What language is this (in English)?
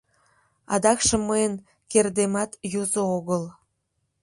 Mari